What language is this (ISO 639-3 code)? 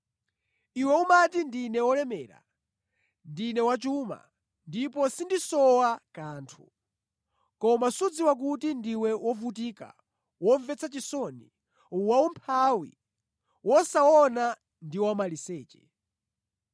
nya